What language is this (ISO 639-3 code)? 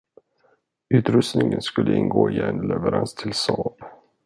swe